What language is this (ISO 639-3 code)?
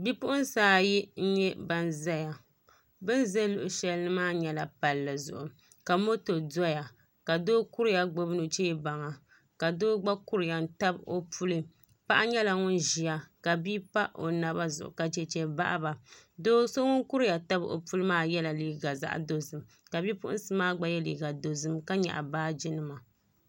dag